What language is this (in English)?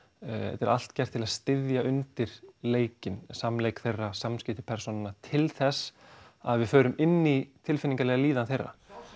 Icelandic